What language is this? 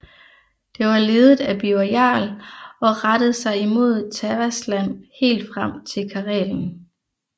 Danish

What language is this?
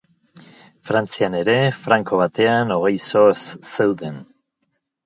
Basque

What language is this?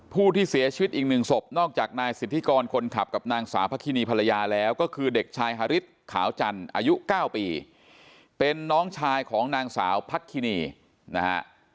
Thai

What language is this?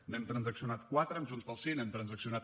Catalan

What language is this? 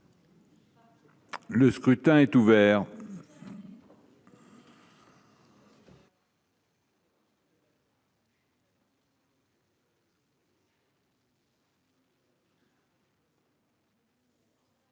French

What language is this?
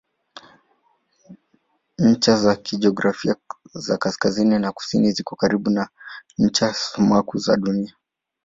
Swahili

